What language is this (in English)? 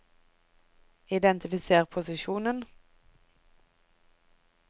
Norwegian